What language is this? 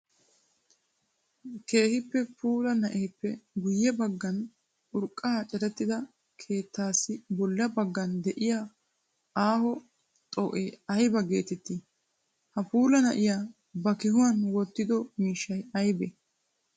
Wolaytta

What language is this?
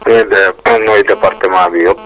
Wolof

